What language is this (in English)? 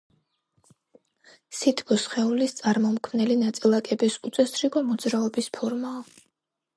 Georgian